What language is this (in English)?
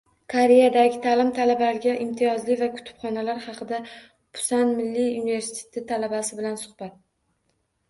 Uzbek